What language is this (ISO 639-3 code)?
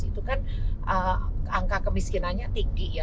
ind